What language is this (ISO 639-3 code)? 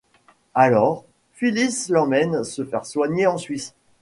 fra